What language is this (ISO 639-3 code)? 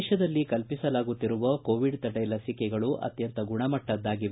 kan